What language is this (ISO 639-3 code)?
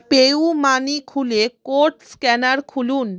ben